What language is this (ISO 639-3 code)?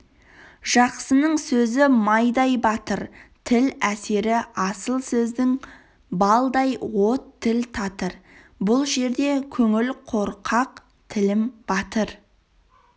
kaz